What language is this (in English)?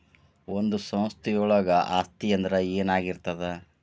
Kannada